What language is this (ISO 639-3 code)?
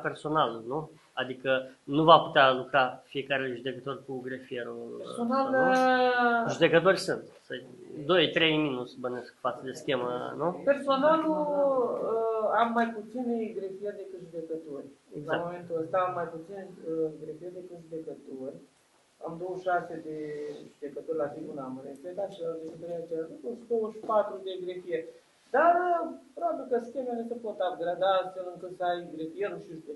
ron